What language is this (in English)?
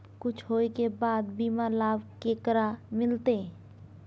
Maithili